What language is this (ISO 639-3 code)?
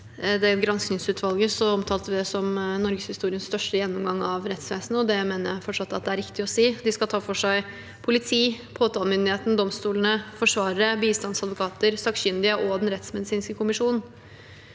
nor